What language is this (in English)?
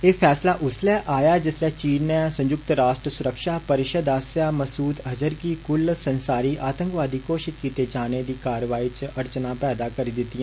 Dogri